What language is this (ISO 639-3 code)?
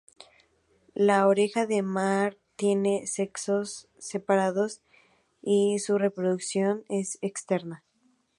spa